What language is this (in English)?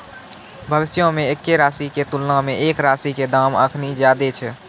Maithili